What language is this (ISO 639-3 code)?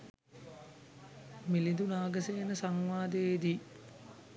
sin